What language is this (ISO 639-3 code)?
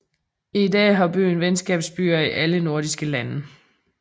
dan